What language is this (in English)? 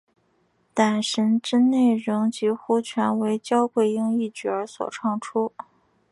Chinese